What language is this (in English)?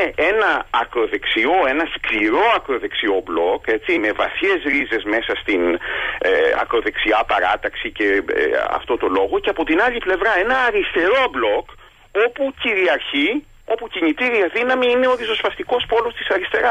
Greek